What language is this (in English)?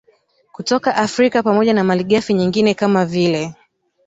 Swahili